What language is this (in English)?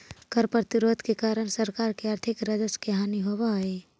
Magahi